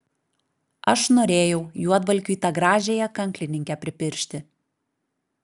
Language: Lithuanian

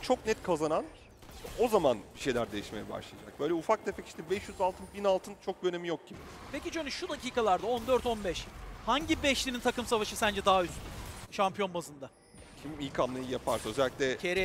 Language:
Turkish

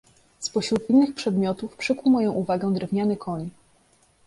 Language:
Polish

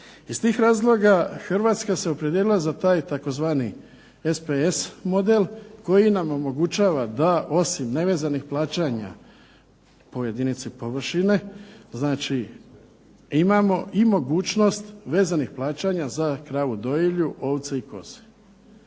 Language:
Croatian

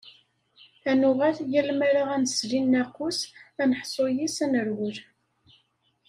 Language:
Kabyle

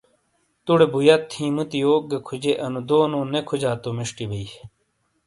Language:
Shina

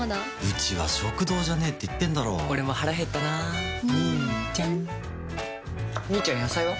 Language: Japanese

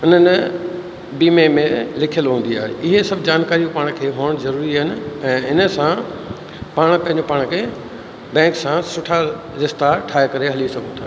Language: Sindhi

